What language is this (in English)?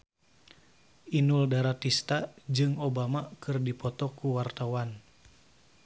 Sundanese